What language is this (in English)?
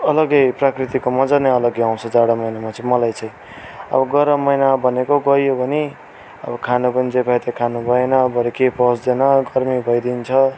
Nepali